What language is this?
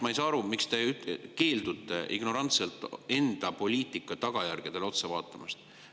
Estonian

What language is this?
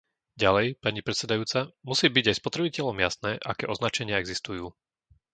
Slovak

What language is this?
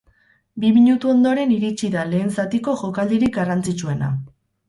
Basque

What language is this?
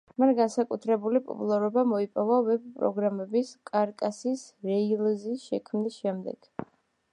Georgian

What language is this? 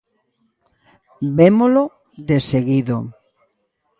Galician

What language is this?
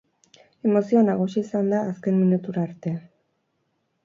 Basque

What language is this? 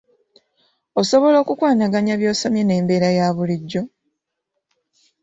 Ganda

